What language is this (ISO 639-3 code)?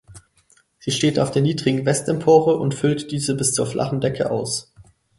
deu